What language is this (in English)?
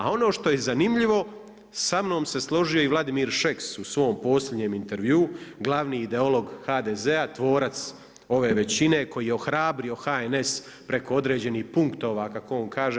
Croatian